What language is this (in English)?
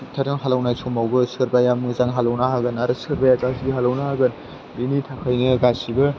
Bodo